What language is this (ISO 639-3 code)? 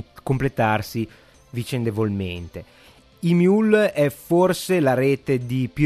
ita